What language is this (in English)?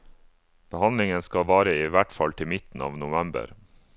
Norwegian